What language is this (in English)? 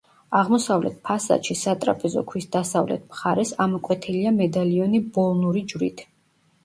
Georgian